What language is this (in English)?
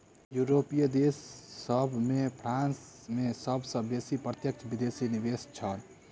Maithili